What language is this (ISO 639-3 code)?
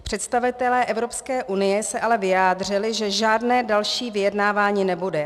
ces